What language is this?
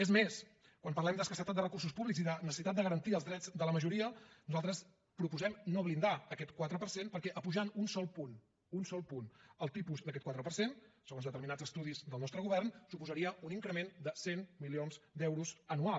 Catalan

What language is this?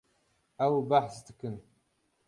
Kurdish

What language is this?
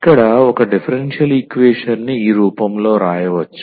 Telugu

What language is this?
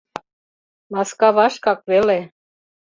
Mari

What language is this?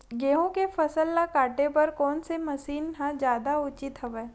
Chhattisgarhi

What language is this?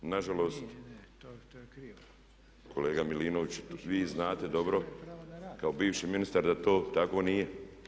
Croatian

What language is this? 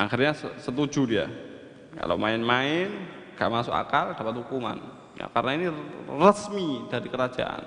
Indonesian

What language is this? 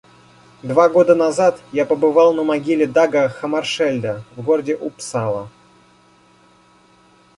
Russian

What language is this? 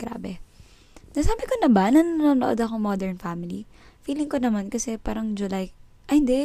Filipino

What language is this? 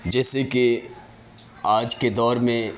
Urdu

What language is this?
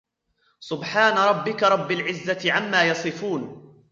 Arabic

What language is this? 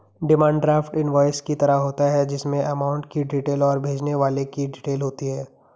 Hindi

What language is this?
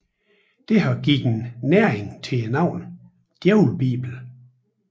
Danish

